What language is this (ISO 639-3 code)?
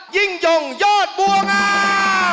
tha